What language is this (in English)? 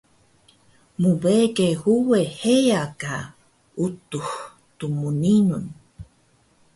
Taroko